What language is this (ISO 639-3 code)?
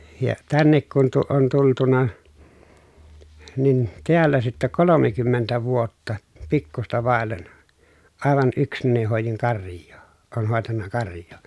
fin